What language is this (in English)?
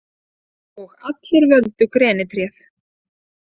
Icelandic